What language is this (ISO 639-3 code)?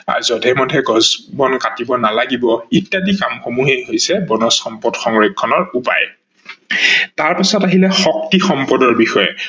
asm